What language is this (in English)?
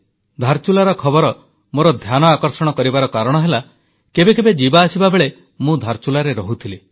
Odia